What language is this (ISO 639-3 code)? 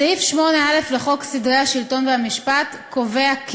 heb